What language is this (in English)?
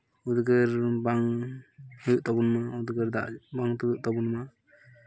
Santali